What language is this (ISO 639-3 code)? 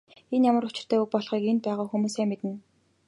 mon